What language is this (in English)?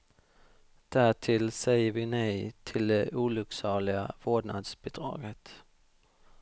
Swedish